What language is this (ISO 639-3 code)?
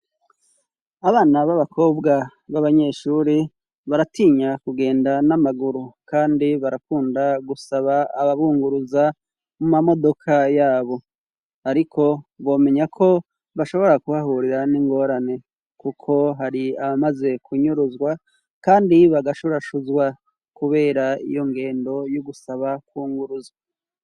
run